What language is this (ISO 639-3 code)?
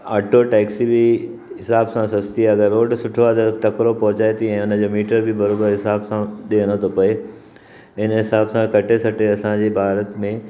snd